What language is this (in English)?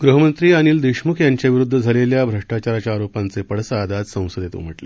Marathi